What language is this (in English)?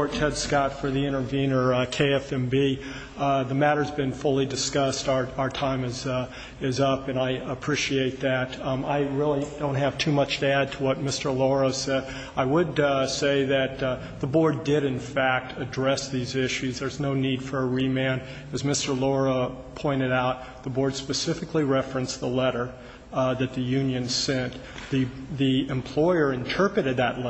English